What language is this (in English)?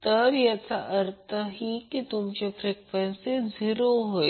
Marathi